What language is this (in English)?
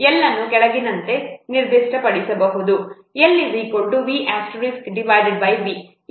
Kannada